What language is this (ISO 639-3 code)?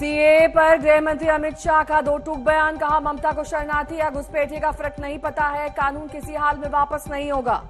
hin